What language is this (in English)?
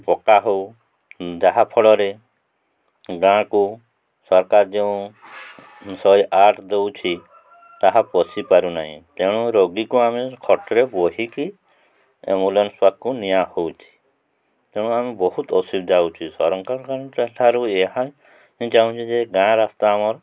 Odia